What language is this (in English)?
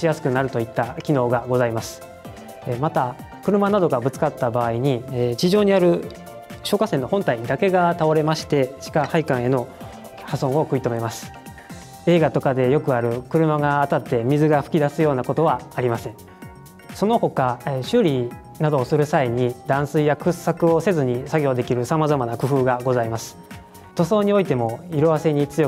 Japanese